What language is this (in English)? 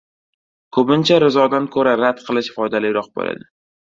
Uzbek